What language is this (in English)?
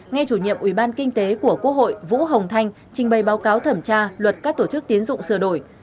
Vietnamese